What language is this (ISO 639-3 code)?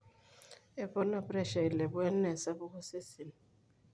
mas